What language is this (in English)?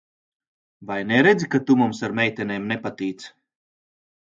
Latvian